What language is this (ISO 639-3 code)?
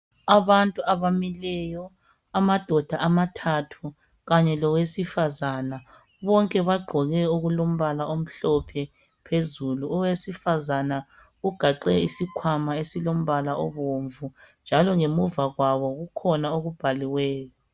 nde